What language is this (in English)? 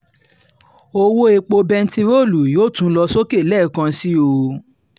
Yoruba